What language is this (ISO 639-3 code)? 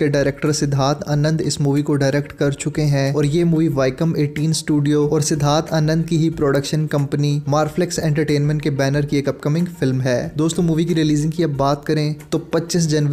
hin